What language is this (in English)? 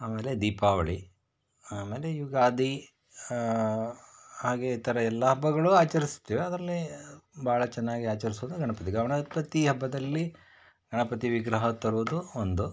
Kannada